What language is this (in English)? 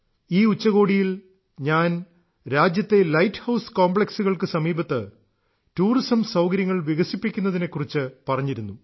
Malayalam